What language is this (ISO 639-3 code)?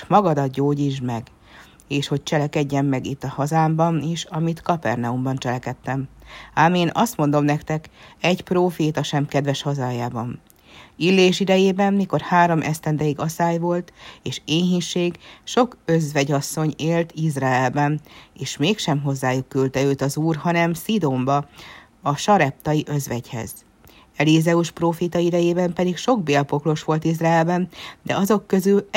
hun